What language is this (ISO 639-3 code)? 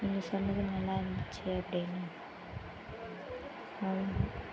tam